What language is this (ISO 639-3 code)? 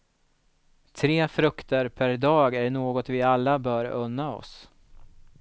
swe